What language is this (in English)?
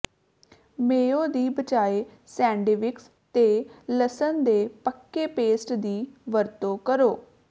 Punjabi